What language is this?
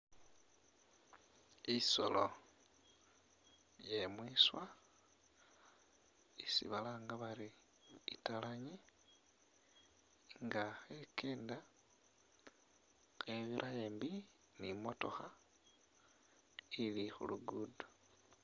Masaaba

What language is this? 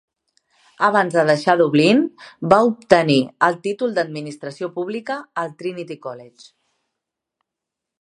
Catalan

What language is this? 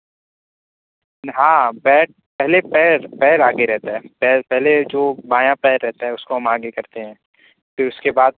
Urdu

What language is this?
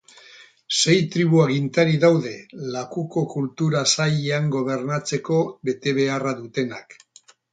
Basque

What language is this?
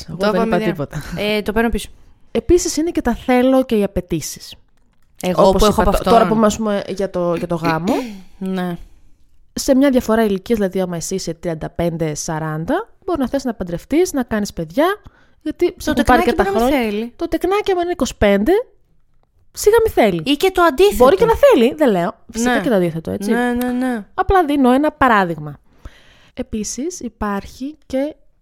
Greek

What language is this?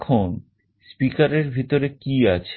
Bangla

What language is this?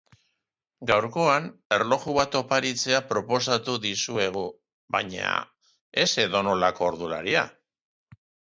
Basque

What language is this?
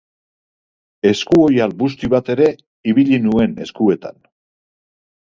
Basque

